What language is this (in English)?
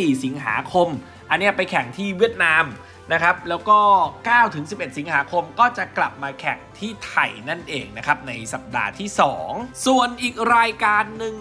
Thai